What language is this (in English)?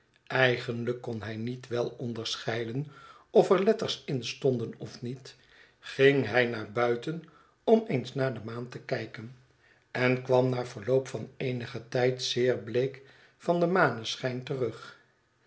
Dutch